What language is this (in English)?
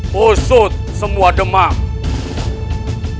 Indonesian